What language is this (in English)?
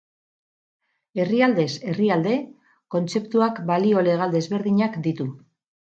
Basque